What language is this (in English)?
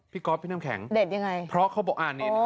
Thai